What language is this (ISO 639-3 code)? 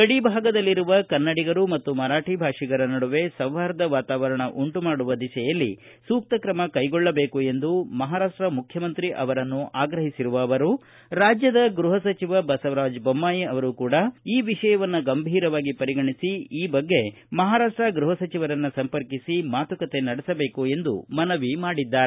kan